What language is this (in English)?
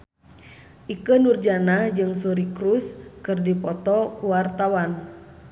Sundanese